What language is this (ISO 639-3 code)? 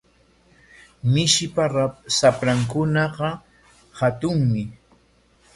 qwa